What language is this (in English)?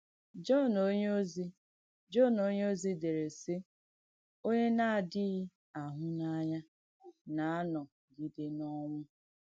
Igbo